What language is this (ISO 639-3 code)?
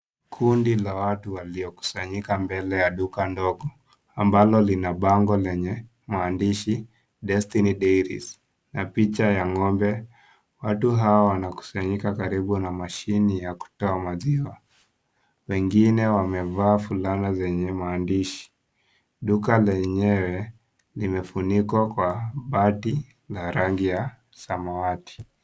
swa